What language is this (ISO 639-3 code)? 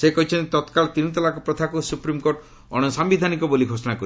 ori